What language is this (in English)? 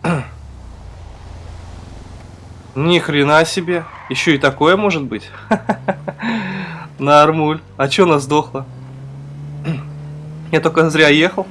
Russian